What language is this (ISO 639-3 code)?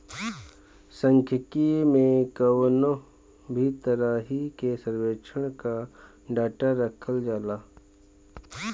bho